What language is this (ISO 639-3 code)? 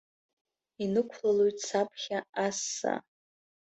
abk